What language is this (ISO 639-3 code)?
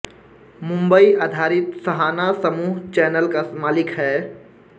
hin